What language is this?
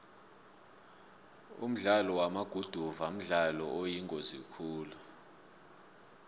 South Ndebele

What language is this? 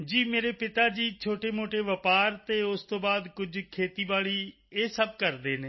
Punjabi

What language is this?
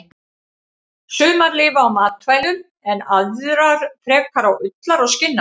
Icelandic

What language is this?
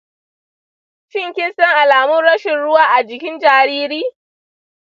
Hausa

